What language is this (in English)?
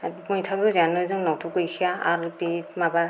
Bodo